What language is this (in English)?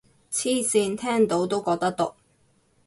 Cantonese